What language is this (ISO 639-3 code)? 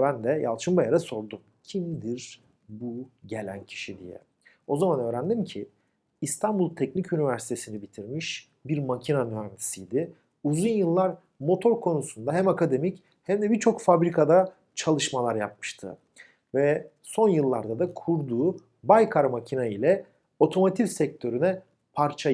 tur